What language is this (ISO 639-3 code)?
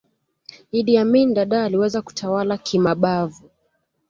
swa